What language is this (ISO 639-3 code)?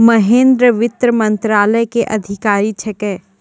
mai